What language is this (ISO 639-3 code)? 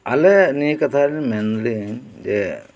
sat